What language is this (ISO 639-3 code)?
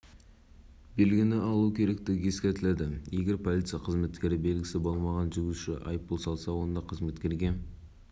kaz